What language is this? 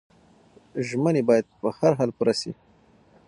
Pashto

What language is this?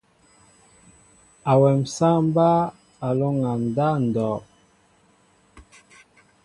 Mbo (Cameroon)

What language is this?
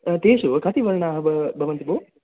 Sanskrit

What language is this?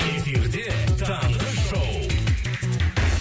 Kazakh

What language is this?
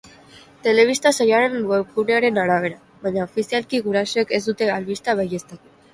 Basque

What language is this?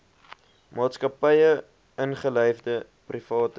Afrikaans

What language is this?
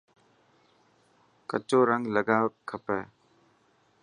Dhatki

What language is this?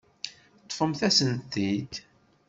Kabyle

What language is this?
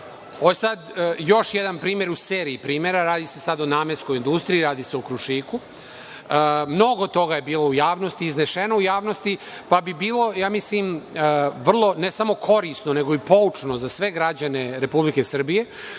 Serbian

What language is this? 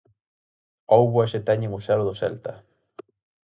Galician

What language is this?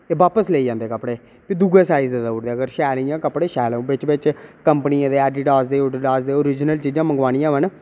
Dogri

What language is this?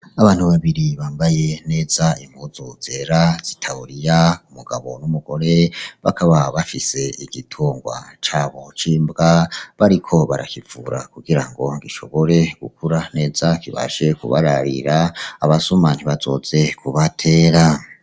Rundi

